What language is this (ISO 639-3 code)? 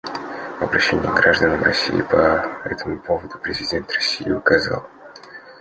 rus